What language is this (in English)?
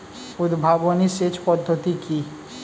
Bangla